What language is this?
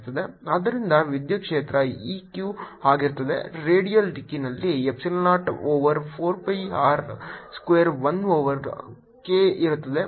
Kannada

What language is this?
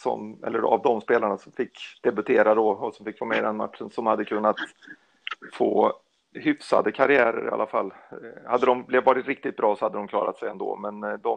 Swedish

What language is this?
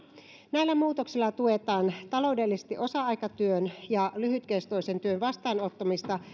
Finnish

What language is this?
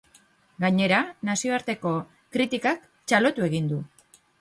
Basque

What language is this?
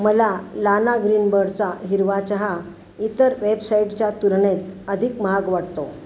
Marathi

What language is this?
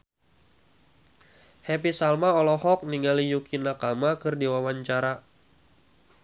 Sundanese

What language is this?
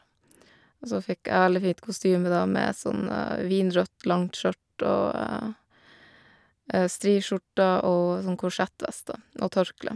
Norwegian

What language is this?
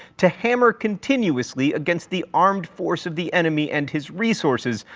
English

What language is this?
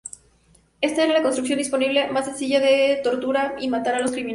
Spanish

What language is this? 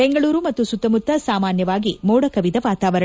Kannada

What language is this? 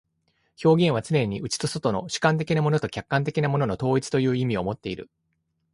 Japanese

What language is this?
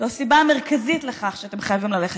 Hebrew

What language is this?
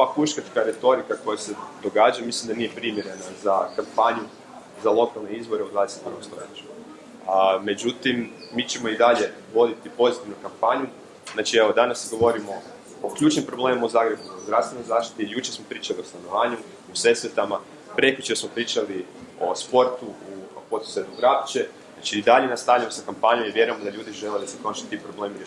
Croatian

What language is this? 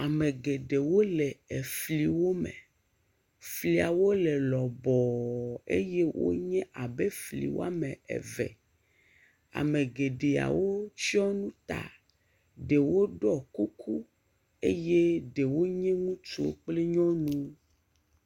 Ewe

